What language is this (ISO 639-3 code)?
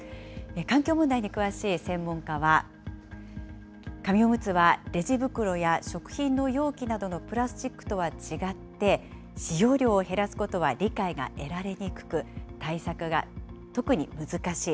jpn